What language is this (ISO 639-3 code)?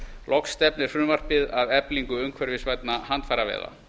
isl